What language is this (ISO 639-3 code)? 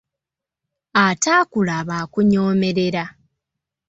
lug